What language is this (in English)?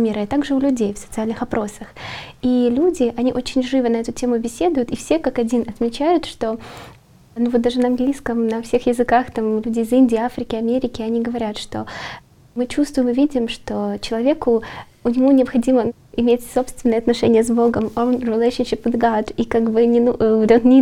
Russian